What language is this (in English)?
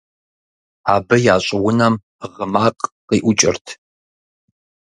Kabardian